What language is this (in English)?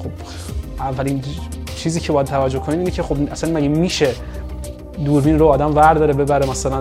Persian